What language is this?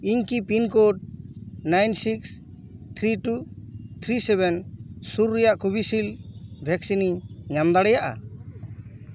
Santali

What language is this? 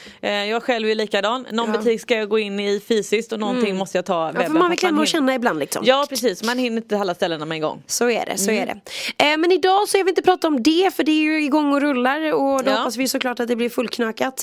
Swedish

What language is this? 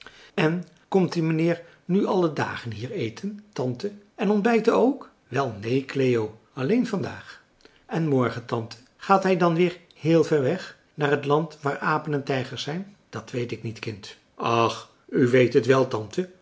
Dutch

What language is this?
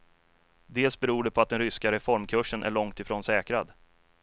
Swedish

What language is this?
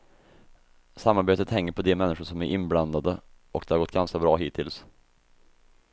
Swedish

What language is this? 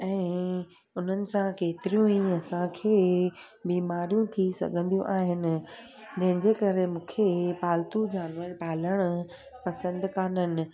Sindhi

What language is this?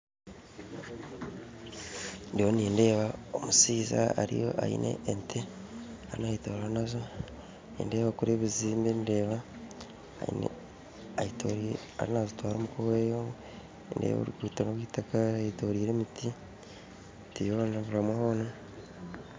Nyankole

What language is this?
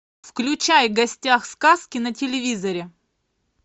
Russian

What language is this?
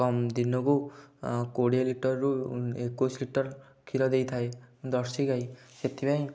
Odia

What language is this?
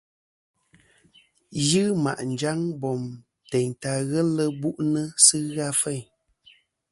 Kom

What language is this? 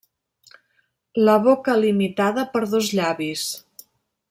Catalan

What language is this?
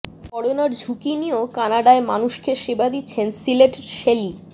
Bangla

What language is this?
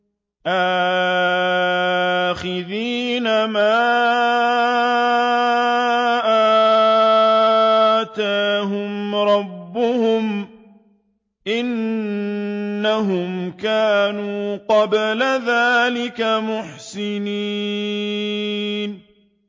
Arabic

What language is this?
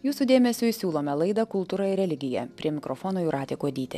Lithuanian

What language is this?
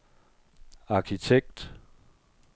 Danish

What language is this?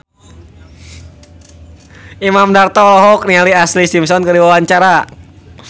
Sundanese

